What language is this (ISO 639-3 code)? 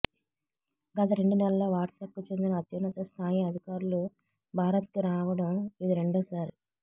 tel